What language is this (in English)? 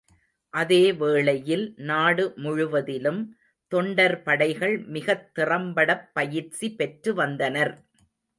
Tamil